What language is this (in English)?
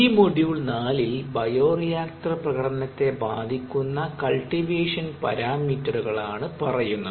Malayalam